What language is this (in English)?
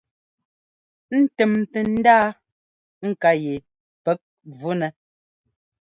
Ngomba